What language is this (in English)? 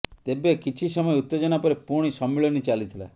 Odia